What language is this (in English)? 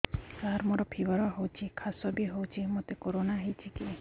Odia